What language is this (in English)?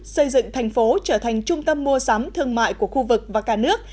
Vietnamese